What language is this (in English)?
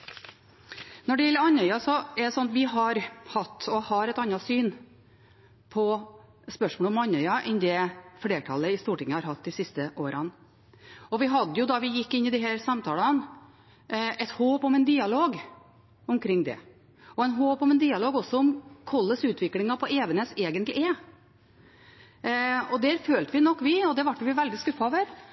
Norwegian Bokmål